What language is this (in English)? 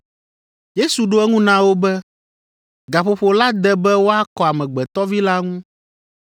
Ewe